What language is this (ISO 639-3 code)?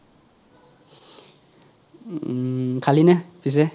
asm